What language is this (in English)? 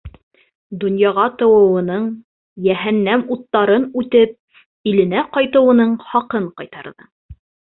Bashkir